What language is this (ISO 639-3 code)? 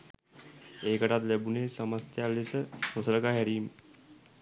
sin